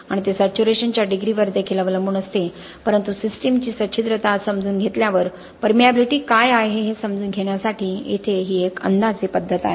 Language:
Marathi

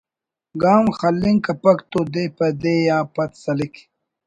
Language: Brahui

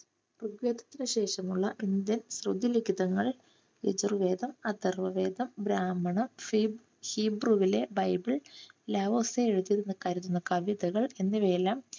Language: Malayalam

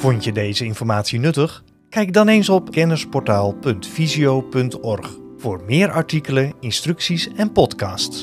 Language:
Dutch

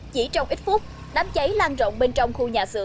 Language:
Vietnamese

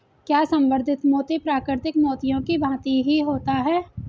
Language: Hindi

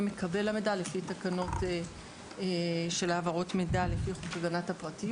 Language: Hebrew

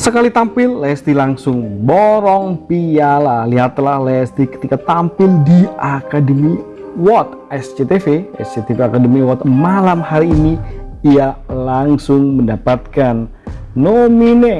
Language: Indonesian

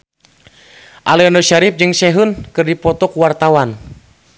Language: Sundanese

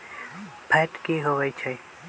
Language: Magahi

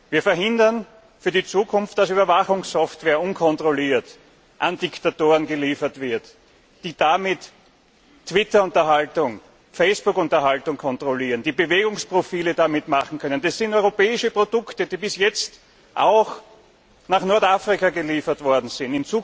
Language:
German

